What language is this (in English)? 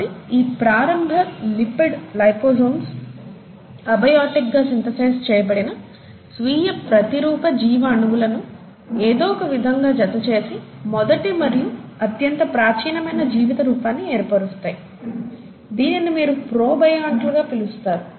Telugu